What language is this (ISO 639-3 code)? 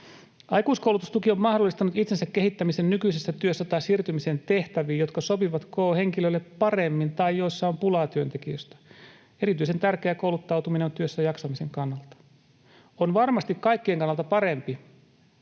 fin